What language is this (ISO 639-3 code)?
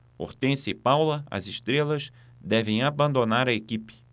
por